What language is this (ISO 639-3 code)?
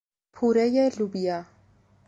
fas